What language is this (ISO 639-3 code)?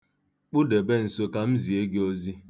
ibo